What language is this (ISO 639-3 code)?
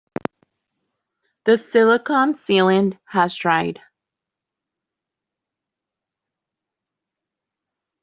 eng